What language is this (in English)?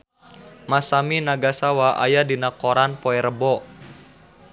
Sundanese